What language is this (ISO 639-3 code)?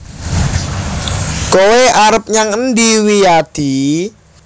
jav